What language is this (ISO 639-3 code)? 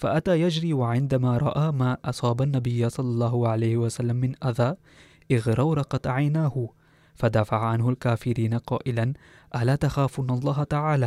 ara